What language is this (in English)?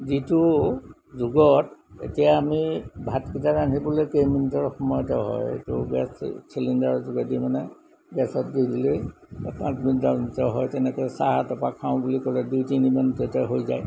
Assamese